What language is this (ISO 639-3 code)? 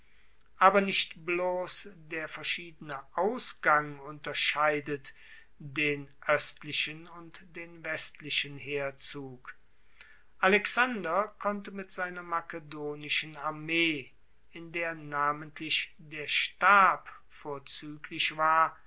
deu